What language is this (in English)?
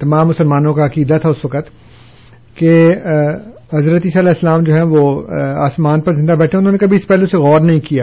Urdu